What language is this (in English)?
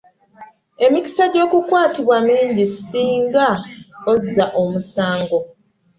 Ganda